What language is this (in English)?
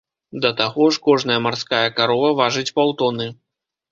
Belarusian